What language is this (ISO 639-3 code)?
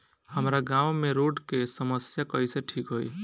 bho